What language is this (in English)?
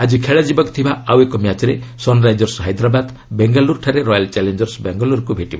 Odia